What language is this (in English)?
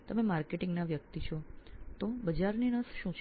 Gujarati